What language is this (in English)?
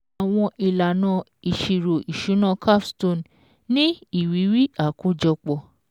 Yoruba